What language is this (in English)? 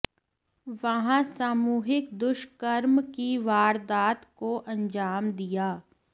Hindi